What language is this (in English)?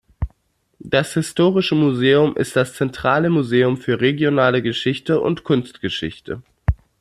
German